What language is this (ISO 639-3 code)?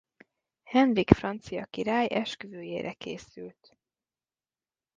hun